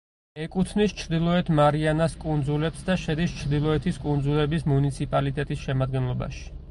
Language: Georgian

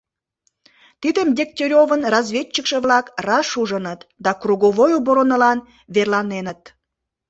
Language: Mari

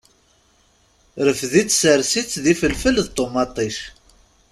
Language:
Kabyle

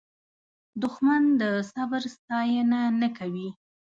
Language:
Pashto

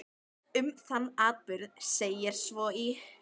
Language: Icelandic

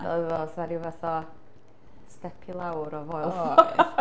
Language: Welsh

